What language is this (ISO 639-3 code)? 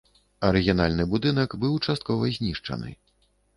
bel